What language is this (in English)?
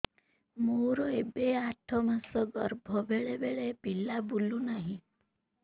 Odia